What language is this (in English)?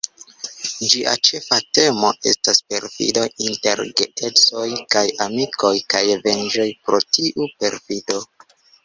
Esperanto